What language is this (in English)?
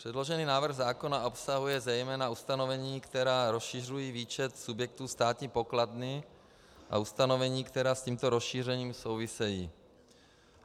Czech